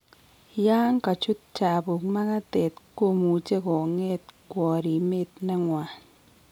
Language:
Kalenjin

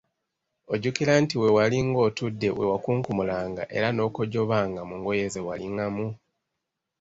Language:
Ganda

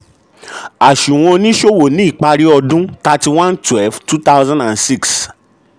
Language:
Yoruba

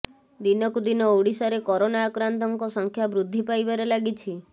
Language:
Odia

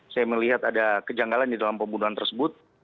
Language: Indonesian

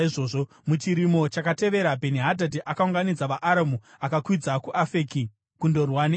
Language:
Shona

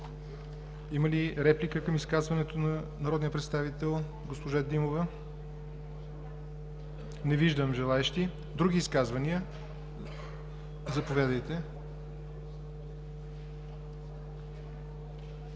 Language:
Bulgarian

